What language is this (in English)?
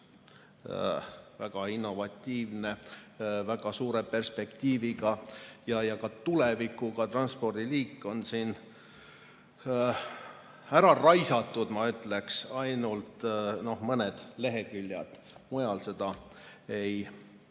Estonian